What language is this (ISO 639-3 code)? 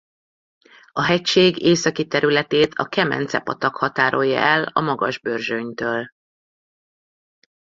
hun